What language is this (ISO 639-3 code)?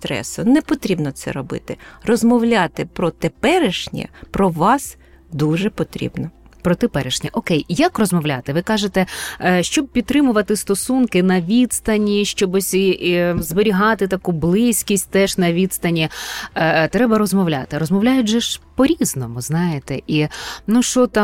ukr